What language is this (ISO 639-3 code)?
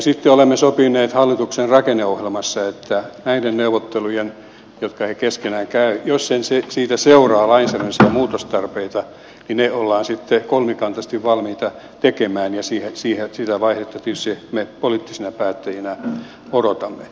fin